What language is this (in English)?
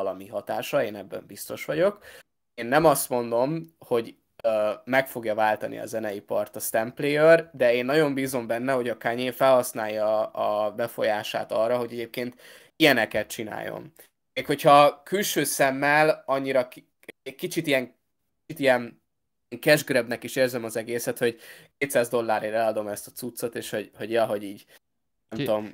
Hungarian